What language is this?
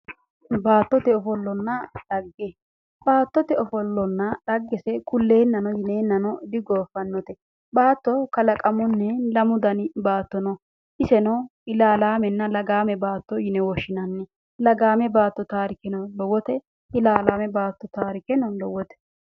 Sidamo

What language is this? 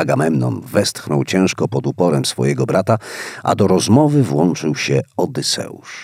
Polish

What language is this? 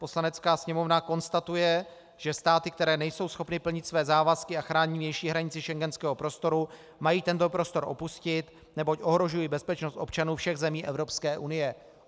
Czech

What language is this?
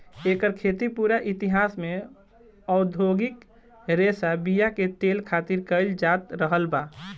Bhojpuri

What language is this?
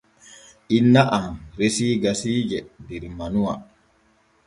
Borgu Fulfulde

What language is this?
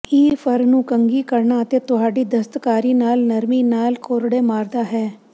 Punjabi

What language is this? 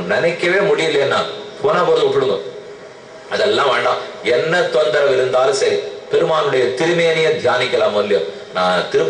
Romanian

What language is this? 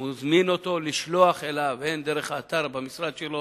Hebrew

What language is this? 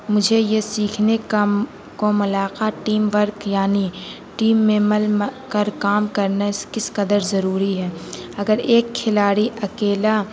Urdu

